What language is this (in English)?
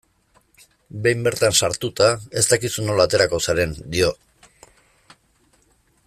Basque